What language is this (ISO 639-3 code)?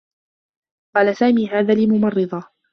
ara